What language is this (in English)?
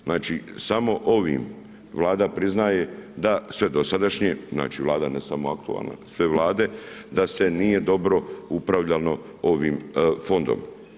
Croatian